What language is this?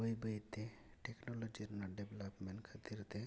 Santali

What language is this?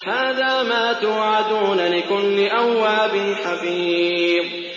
Arabic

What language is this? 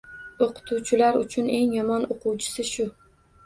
Uzbek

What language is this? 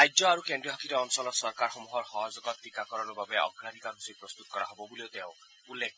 Assamese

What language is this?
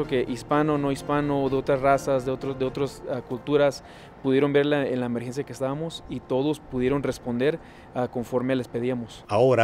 Spanish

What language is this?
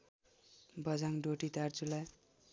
Nepali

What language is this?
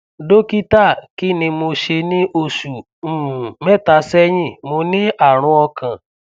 Yoruba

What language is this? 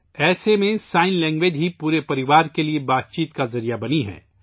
Urdu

